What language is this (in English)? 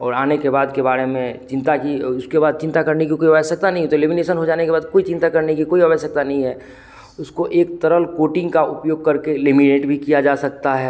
Hindi